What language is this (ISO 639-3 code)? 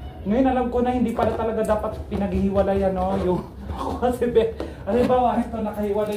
fil